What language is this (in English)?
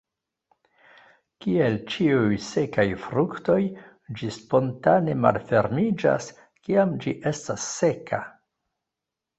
Esperanto